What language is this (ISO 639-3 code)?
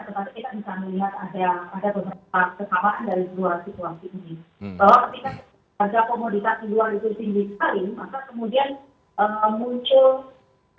ind